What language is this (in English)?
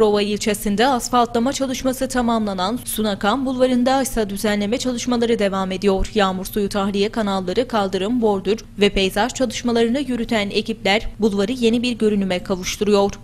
Turkish